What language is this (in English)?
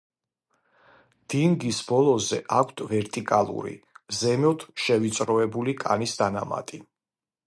Georgian